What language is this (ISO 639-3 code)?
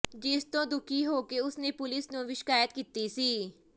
pan